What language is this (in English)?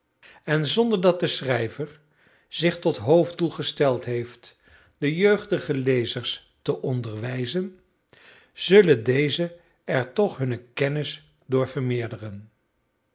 Dutch